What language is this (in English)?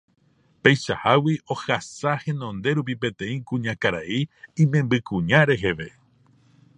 Guarani